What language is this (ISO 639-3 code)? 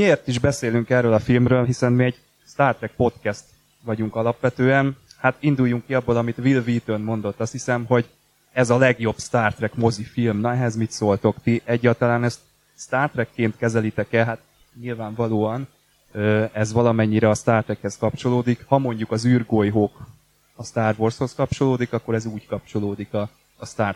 hun